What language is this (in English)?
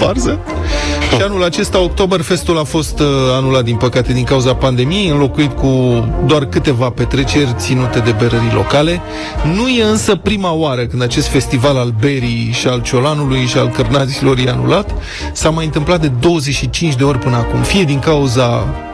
Romanian